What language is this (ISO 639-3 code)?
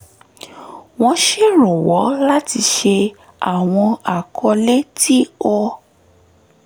yor